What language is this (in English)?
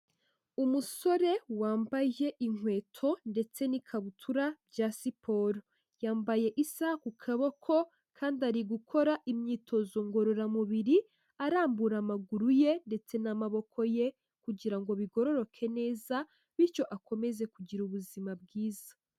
Kinyarwanda